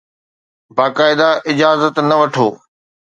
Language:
Sindhi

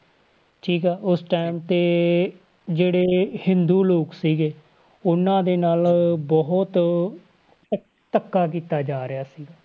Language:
Punjabi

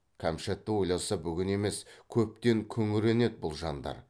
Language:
Kazakh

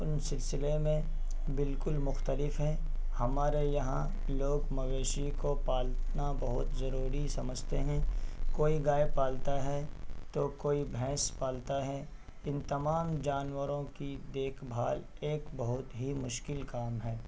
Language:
Urdu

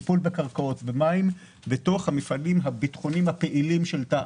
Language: Hebrew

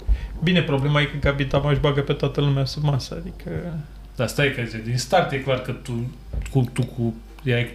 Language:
Romanian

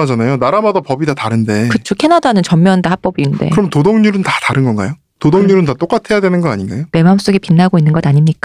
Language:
Korean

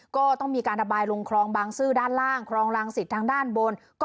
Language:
Thai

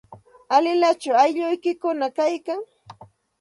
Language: Santa Ana de Tusi Pasco Quechua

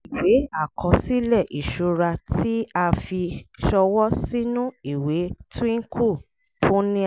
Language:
Yoruba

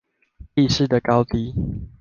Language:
Chinese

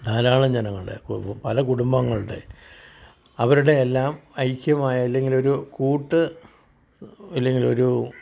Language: Malayalam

